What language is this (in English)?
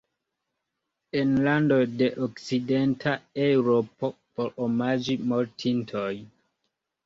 Esperanto